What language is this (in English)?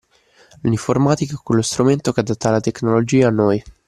Italian